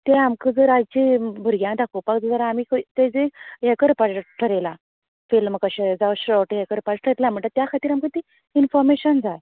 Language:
Konkani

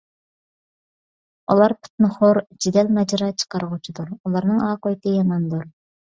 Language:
Uyghur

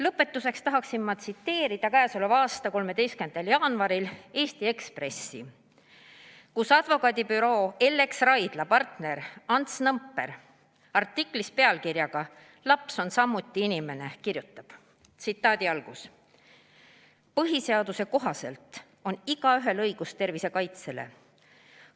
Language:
Estonian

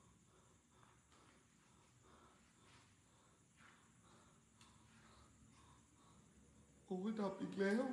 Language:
Thai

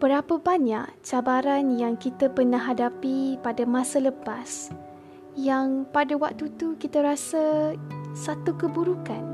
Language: Malay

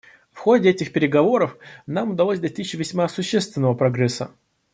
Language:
Russian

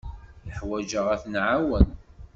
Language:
Kabyle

